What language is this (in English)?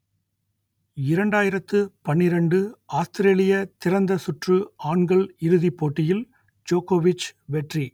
Tamil